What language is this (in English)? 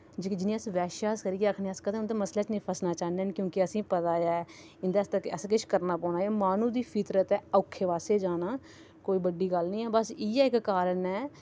Dogri